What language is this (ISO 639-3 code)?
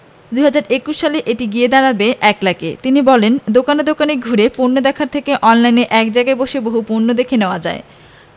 ben